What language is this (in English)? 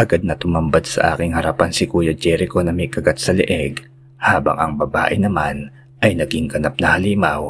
Filipino